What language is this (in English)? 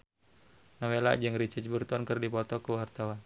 Sundanese